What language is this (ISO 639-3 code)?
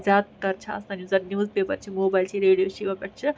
kas